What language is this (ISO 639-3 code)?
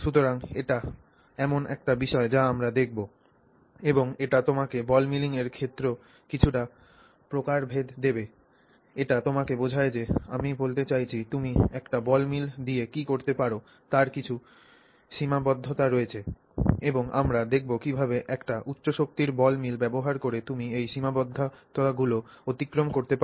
ben